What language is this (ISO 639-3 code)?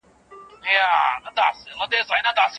pus